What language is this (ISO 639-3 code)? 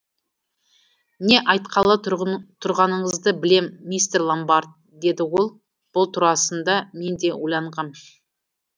kaz